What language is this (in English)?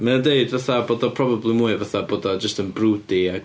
Welsh